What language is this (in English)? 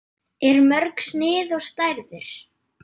Icelandic